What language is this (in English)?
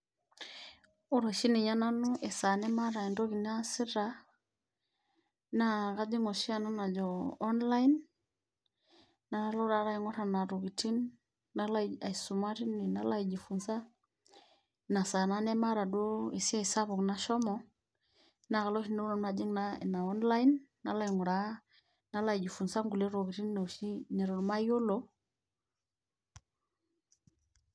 Masai